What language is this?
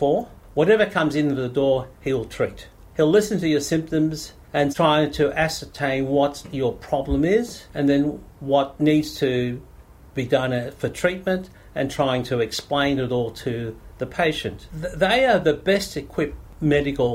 Filipino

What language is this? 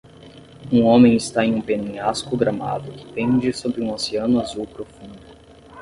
Portuguese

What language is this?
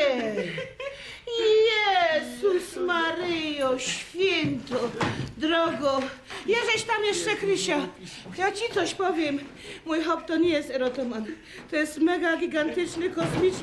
Polish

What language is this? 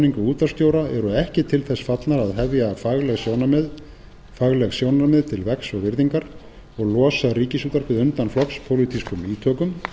Icelandic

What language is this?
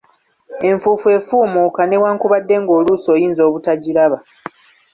Ganda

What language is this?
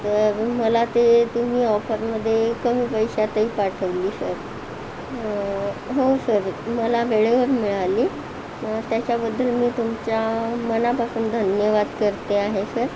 Marathi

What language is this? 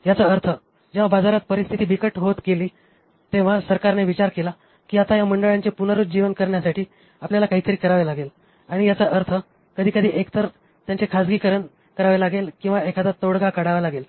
Marathi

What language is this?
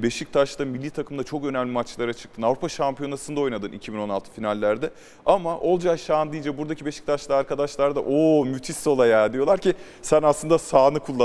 Turkish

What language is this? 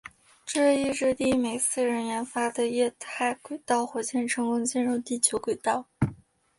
Chinese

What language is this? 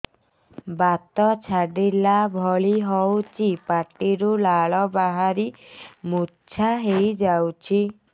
Odia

